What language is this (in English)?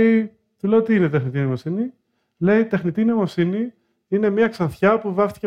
Greek